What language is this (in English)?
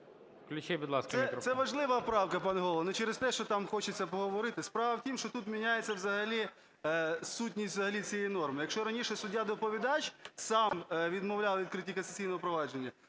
Ukrainian